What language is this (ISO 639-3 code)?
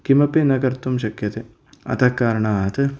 san